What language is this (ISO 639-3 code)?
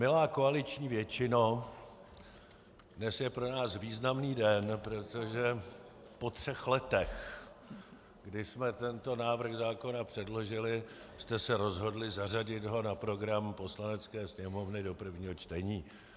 ces